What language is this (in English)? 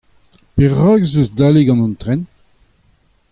Breton